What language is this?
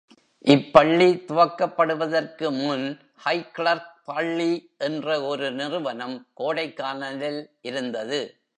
Tamil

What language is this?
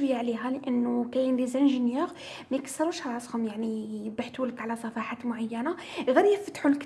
Arabic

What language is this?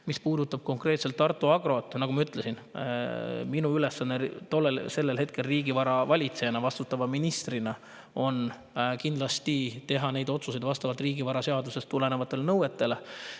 Estonian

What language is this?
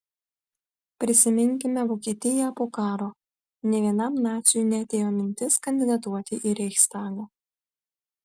Lithuanian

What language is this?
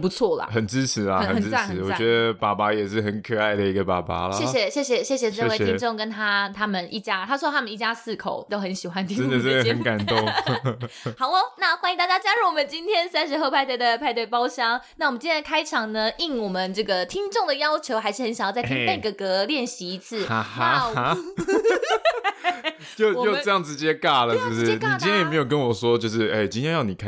Chinese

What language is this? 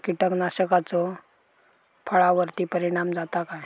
Marathi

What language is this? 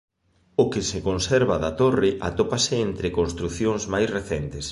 Galician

